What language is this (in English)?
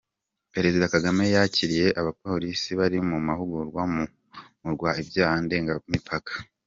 Kinyarwanda